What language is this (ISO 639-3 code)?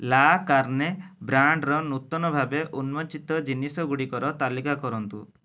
ori